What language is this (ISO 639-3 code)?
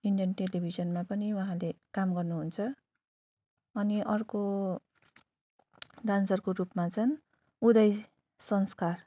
nep